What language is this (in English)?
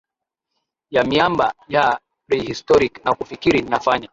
Swahili